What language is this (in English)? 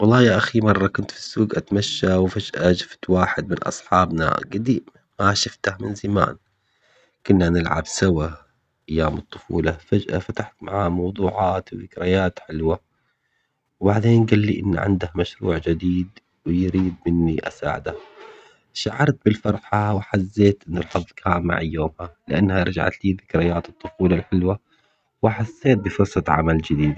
Omani Arabic